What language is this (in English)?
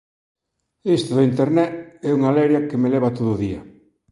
Galician